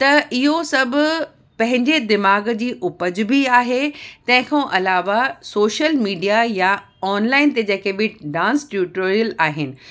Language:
Sindhi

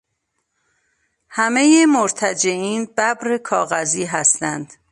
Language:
Persian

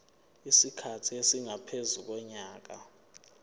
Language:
Zulu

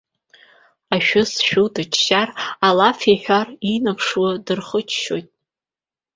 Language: Abkhazian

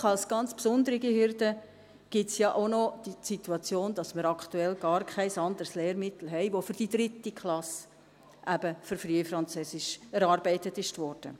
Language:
Swiss German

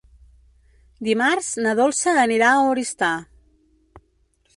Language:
Catalan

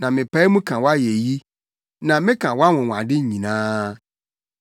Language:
Akan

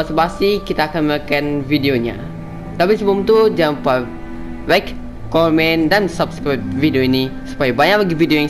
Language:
Indonesian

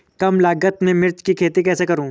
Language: Hindi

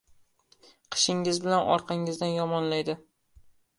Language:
Uzbek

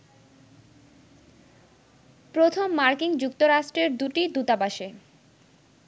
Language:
Bangla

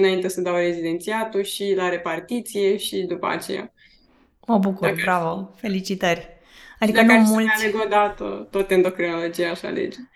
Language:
Romanian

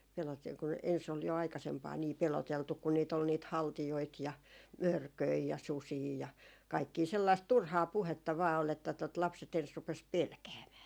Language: Finnish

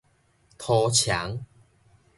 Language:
Min Nan Chinese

